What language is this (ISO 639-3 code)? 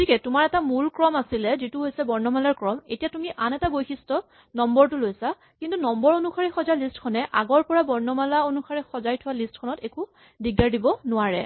asm